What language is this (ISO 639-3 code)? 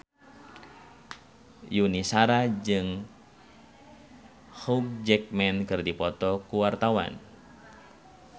sun